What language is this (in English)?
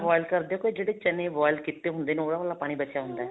Punjabi